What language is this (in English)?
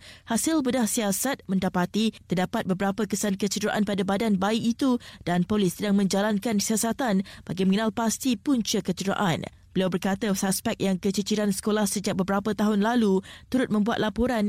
Malay